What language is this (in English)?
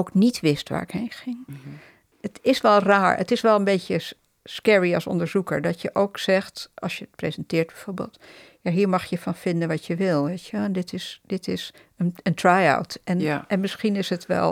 Dutch